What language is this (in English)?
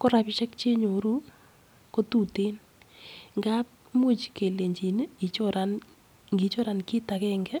Kalenjin